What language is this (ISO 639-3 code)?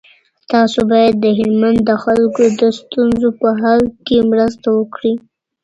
pus